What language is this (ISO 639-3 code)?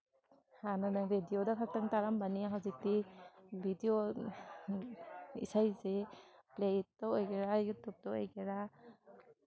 mni